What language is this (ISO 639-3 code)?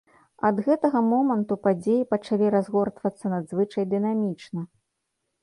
bel